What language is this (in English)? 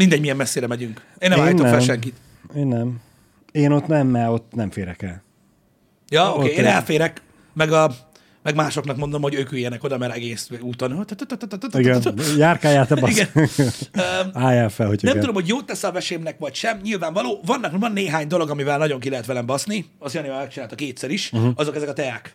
Hungarian